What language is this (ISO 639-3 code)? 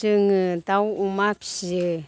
brx